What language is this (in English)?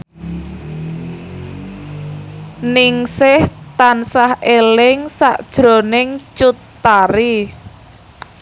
Javanese